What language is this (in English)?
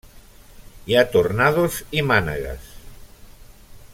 Catalan